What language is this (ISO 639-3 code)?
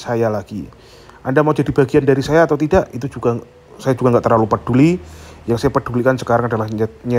ind